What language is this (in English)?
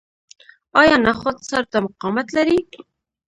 Pashto